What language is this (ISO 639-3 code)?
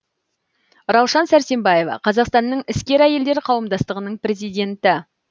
kaz